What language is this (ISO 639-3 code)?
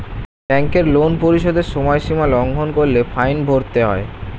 ben